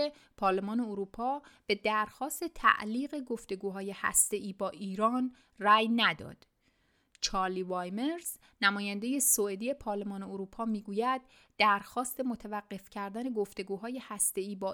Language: Persian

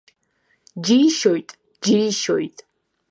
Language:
Abkhazian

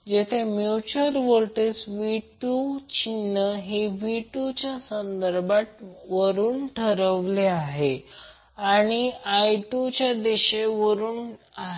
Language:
Marathi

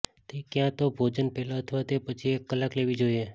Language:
Gujarati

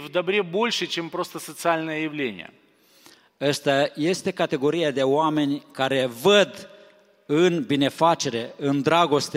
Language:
Romanian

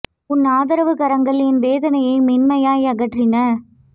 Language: Tamil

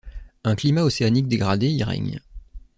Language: French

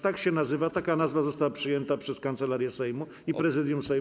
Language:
Polish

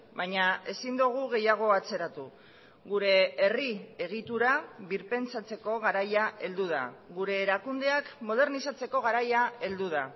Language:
Basque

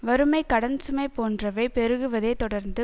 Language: Tamil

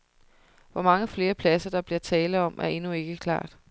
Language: Danish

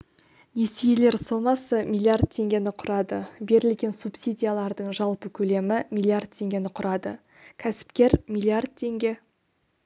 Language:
Kazakh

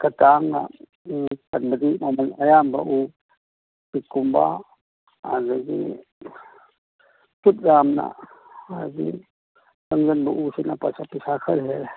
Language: Manipuri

